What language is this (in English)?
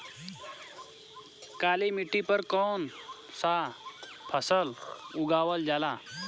Bhojpuri